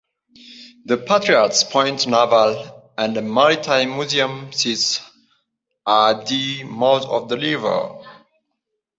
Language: English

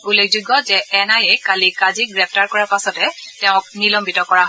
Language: Assamese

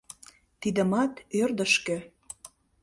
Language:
Mari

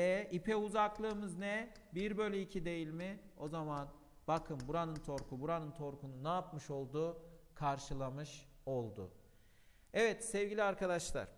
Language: Turkish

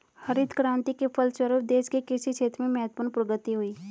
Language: Hindi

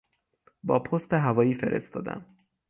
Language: Persian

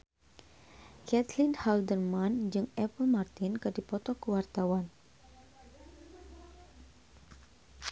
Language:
Sundanese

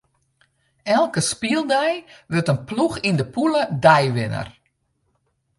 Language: Western Frisian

